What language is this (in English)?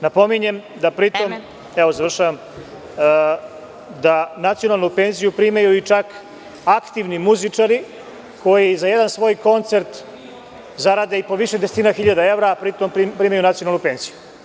Serbian